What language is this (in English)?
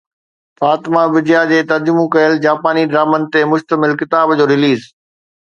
Sindhi